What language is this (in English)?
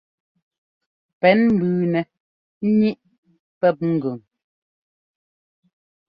Ngomba